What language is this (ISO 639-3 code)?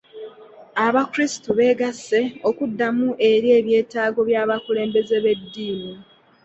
lug